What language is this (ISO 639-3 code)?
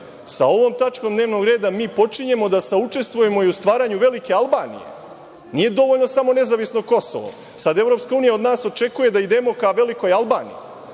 srp